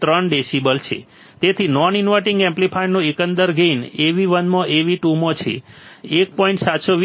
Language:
Gujarati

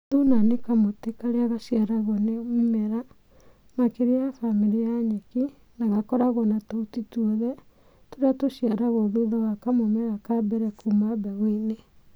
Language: Kikuyu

